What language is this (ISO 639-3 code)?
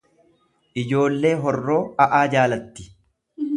orm